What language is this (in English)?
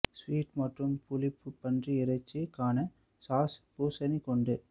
Tamil